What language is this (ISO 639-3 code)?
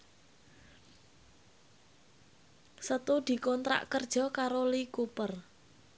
jav